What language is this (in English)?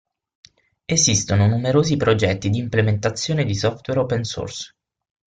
Italian